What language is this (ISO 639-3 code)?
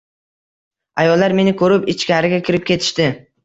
uzb